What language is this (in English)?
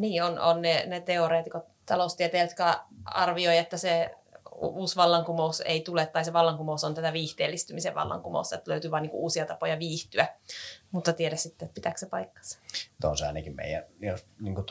Finnish